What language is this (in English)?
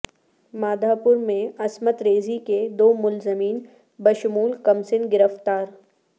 Urdu